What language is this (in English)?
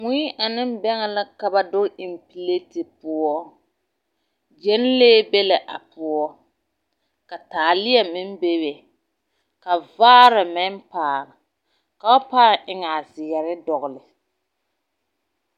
Southern Dagaare